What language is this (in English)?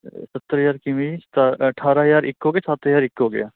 Punjabi